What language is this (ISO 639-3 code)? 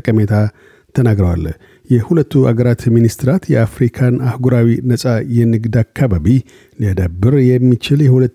amh